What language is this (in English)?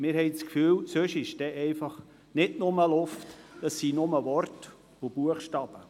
Swiss German